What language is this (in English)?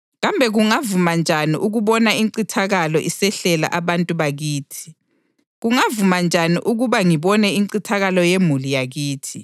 North Ndebele